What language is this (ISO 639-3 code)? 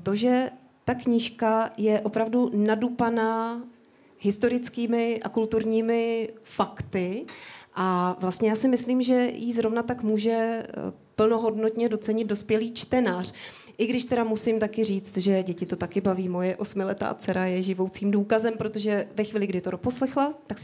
ces